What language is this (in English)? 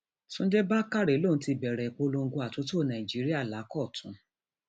Yoruba